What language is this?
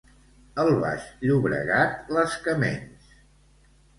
Catalan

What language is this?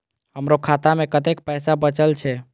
Maithili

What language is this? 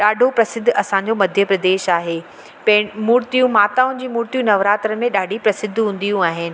Sindhi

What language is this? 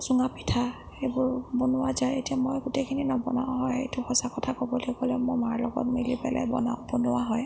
Assamese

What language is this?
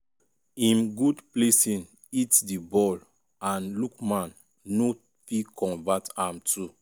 Nigerian Pidgin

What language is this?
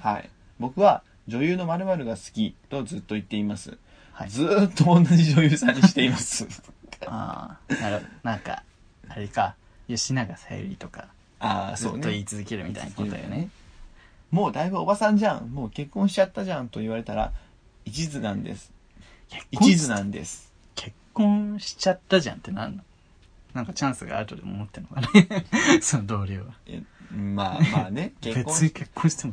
Japanese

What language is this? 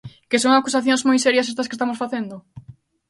Galician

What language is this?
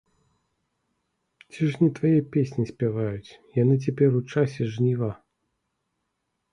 Belarusian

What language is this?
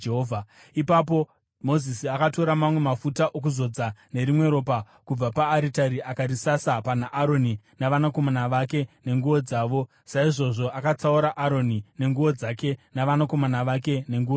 Shona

